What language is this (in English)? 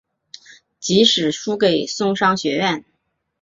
Chinese